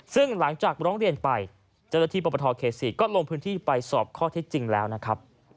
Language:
Thai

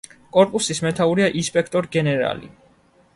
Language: Georgian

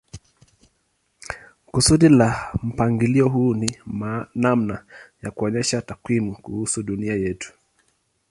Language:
Swahili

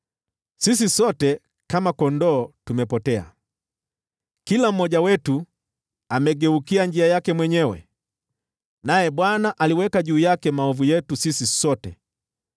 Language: Swahili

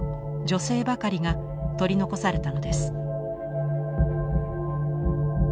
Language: Japanese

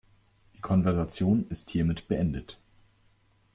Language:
German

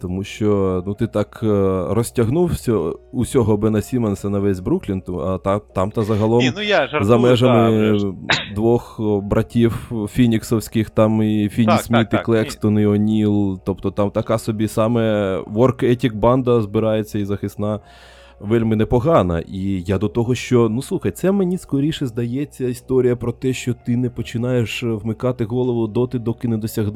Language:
Ukrainian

